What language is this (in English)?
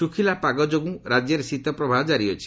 Odia